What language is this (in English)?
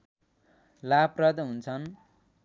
Nepali